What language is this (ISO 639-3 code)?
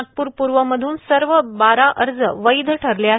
mar